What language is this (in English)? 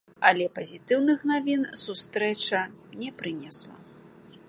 Belarusian